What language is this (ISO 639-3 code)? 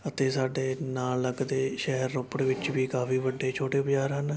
pan